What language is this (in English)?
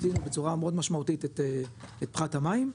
Hebrew